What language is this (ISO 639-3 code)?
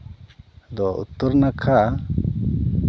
sat